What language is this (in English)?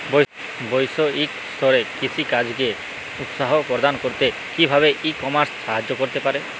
Bangla